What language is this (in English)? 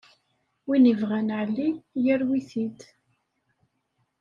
Kabyle